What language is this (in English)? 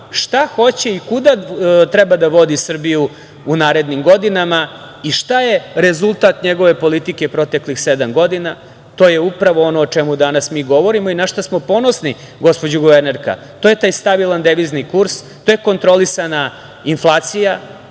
Serbian